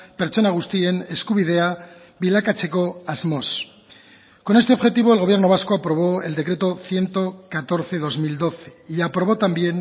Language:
Spanish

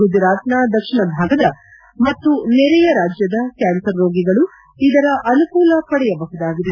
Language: Kannada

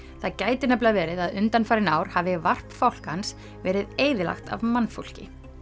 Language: Icelandic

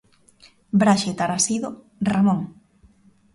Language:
Galician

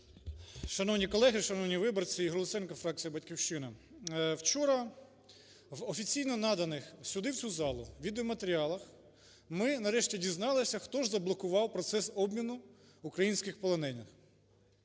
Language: Ukrainian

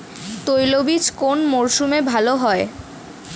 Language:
Bangla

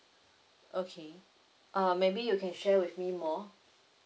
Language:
English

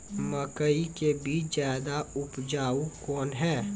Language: Maithili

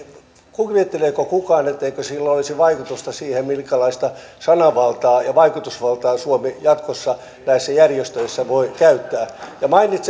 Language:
Finnish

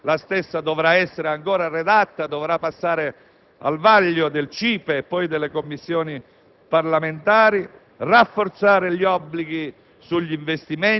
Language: Italian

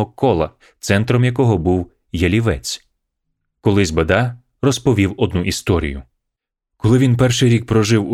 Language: Ukrainian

